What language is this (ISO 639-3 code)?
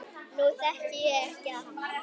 isl